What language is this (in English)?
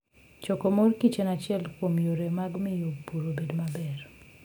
Luo (Kenya and Tanzania)